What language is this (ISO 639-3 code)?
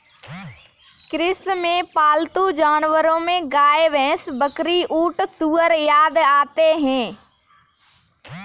hin